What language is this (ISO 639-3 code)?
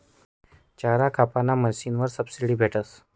mar